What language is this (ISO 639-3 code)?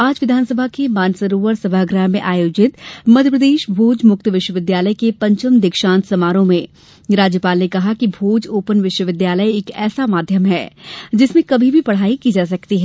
hin